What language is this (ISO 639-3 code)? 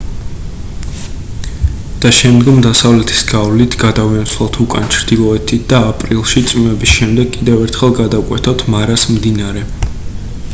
kat